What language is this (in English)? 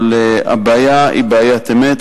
Hebrew